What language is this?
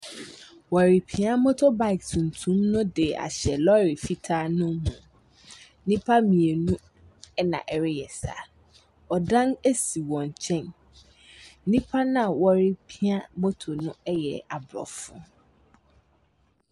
Akan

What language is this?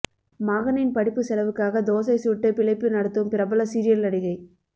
Tamil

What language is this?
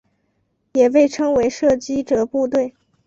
Chinese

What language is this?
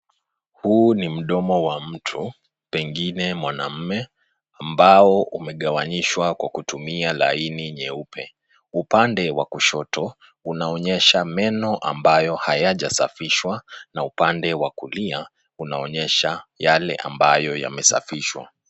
Swahili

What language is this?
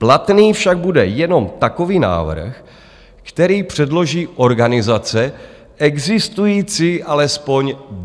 Czech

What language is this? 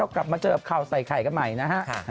Thai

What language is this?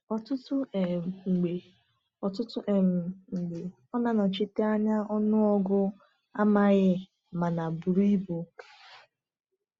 Igbo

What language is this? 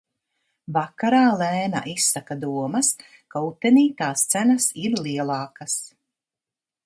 Latvian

